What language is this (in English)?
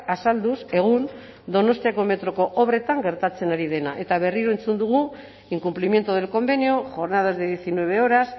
Basque